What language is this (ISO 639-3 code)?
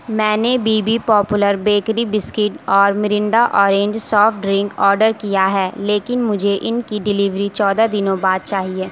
urd